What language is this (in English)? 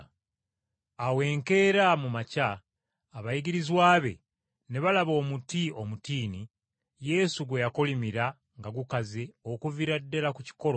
Ganda